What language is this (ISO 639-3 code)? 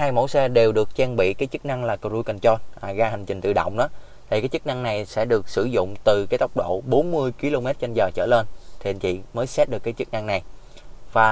vie